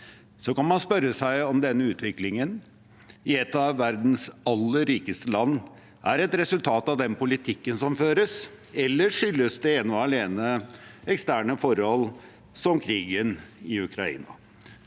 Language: Norwegian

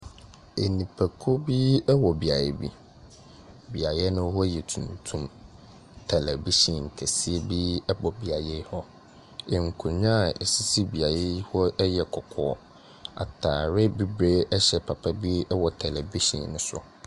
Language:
Akan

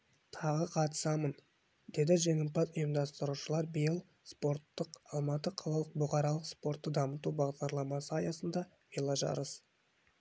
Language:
Kazakh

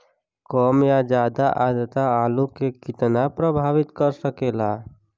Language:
Bhojpuri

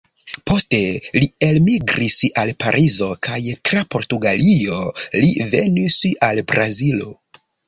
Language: Esperanto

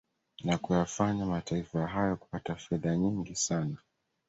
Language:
Swahili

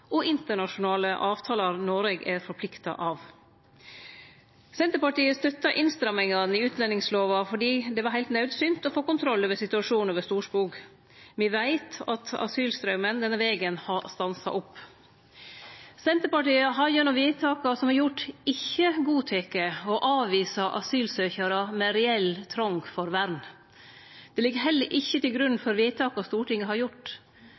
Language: Norwegian Nynorsk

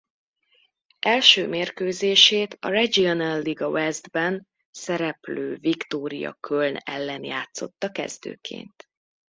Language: Hungarian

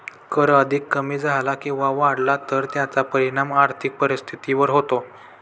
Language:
Marathi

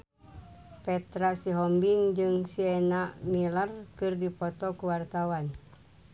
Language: Sundanese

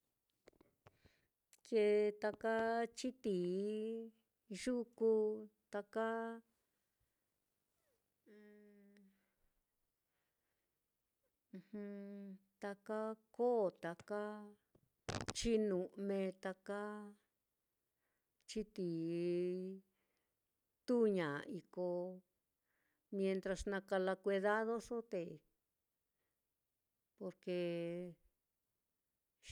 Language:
Mitlatongo Mixtec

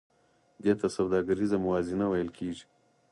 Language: Pashto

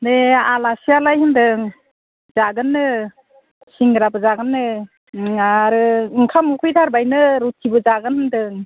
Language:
Bodo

